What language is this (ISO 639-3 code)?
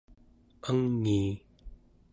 esu